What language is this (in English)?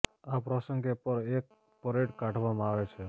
Gujarati